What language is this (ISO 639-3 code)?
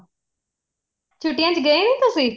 pan